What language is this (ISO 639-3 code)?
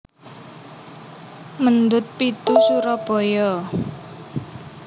jav